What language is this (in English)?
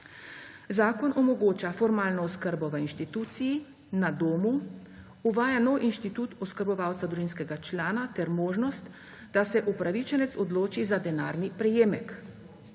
Slovenian